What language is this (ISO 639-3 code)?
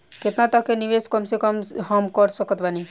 bho